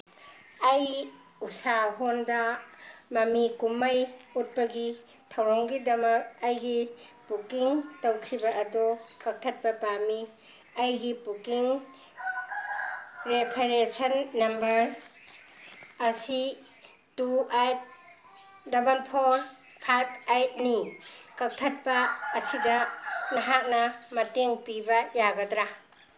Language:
Manipuri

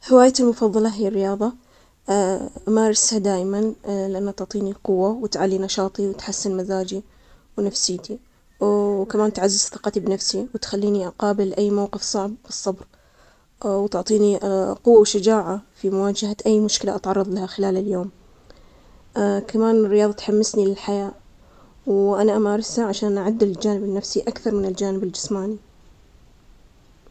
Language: Omani Arabic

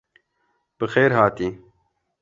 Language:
Kurdish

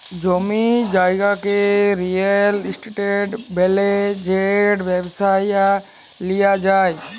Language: Bangla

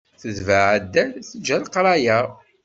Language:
Kabyle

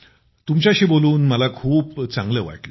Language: Marathi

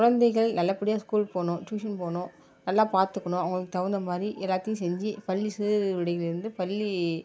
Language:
Tamil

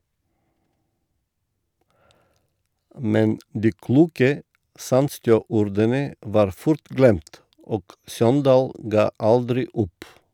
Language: Norwegian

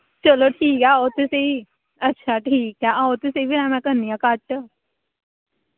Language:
Dogri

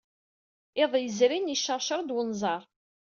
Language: Kabyle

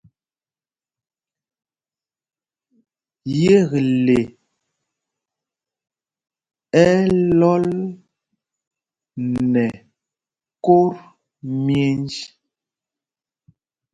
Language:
Mpumpong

